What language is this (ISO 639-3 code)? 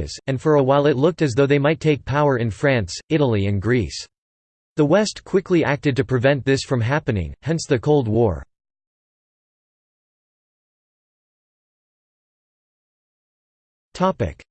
eng